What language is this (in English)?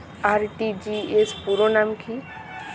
Bangla